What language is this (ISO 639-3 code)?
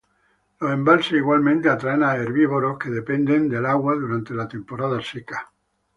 spa